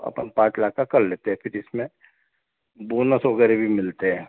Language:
Hindi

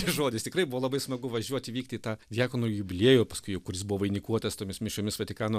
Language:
Lithuanian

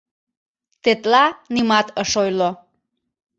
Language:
Mari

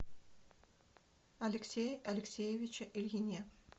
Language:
Russian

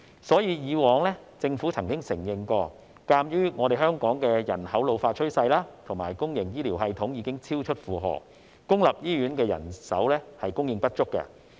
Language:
Cantonese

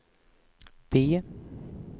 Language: Swedish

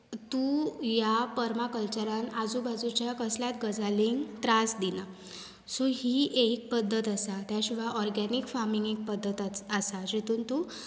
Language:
Konkani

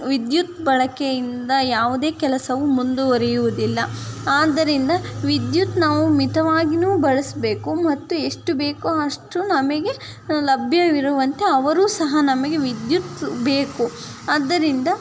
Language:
Kannada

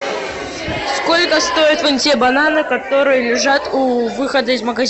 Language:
Russian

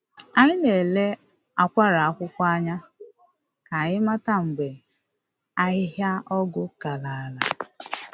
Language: Igbo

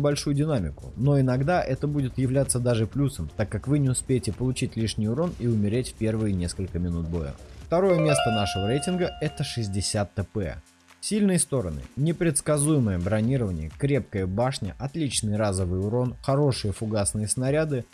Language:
Russian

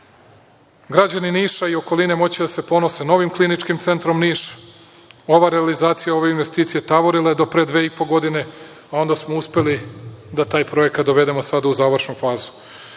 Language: Serbian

